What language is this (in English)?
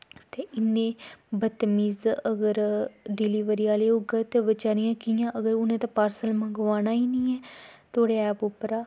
Dogri